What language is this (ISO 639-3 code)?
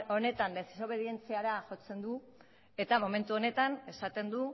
eus